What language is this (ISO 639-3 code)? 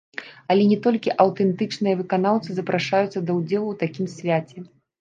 bel